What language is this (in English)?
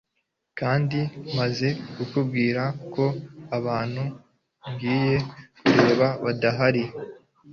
Kinyarwanda